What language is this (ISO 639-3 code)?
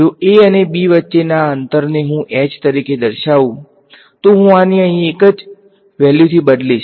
guj